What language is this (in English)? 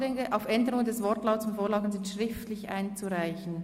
Swiss German